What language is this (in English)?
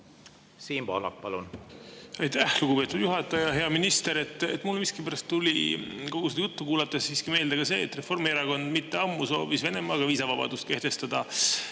Estonian